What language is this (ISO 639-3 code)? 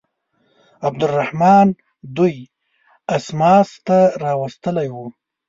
pus